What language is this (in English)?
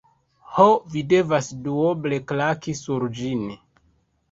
Esperanto